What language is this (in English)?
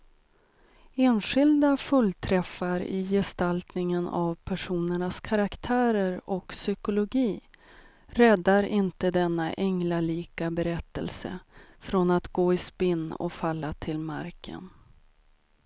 Swedish